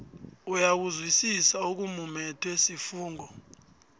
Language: South Ndebele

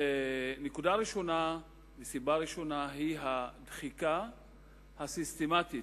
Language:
Hebrew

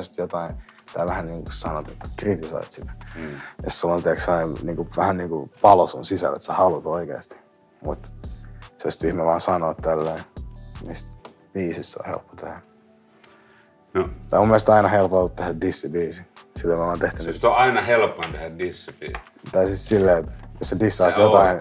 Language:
Finnish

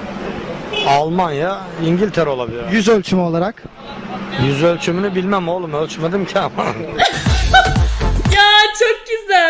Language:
Turkish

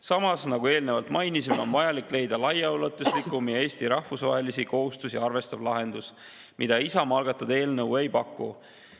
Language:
Estonian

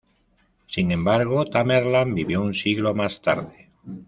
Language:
Spanish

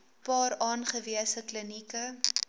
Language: Afrikaans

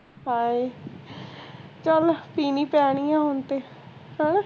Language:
Punjabi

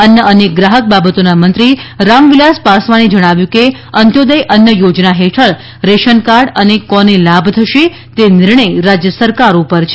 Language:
Gujarati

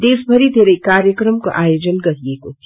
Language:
Nepali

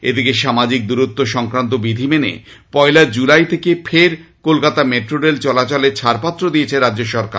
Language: Bangla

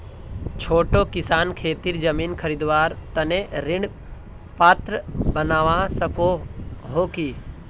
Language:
Magahi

